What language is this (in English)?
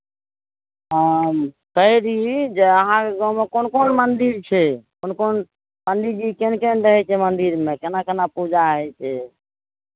Maithili